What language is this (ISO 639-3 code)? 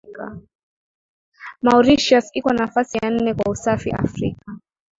swa